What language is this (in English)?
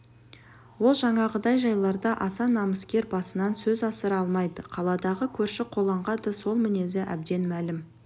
Kazakh